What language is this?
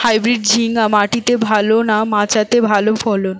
Bangla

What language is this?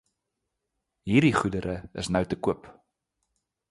Afrikaans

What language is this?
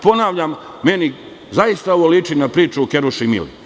Serbian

